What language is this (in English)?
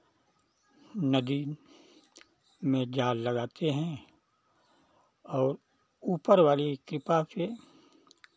Hindi